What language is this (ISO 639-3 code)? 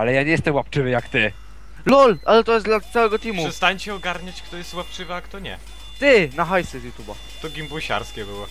pol